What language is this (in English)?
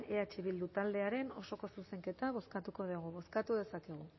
Basque